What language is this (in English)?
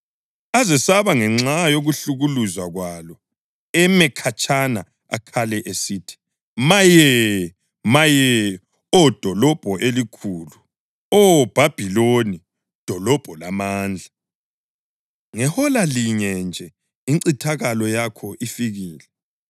North Ndebele